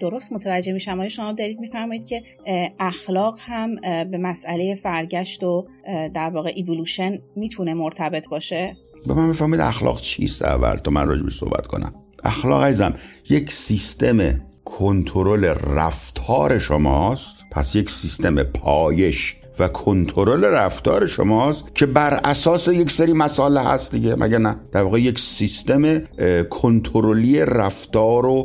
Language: Persian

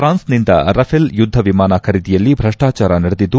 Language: Kannada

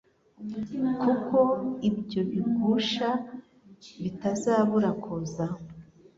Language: Kinyarwanda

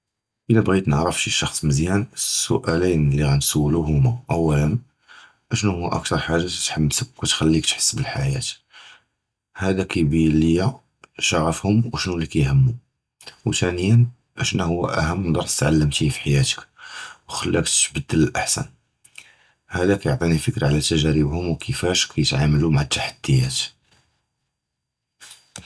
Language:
Judeo-Arabic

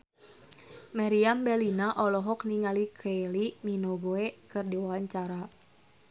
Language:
Sundanese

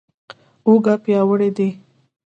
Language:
Pashto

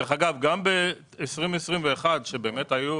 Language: Hebrew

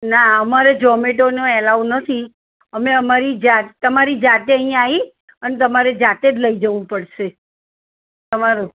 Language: Gujarati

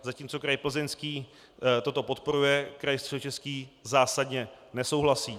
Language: Czech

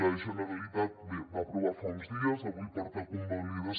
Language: Catalan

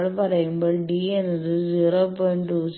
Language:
Malayalam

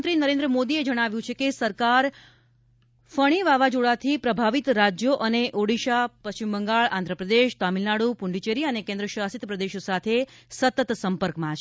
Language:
Gujarati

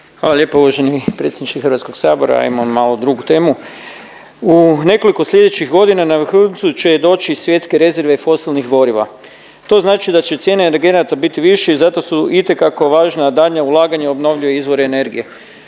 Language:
Croatian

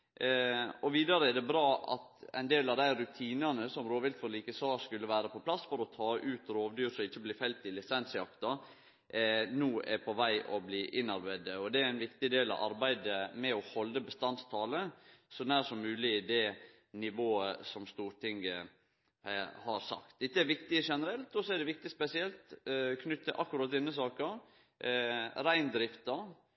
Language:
Norwegian Nynorsk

